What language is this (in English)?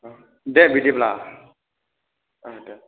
Bodo